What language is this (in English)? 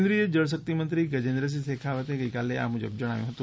Gujarati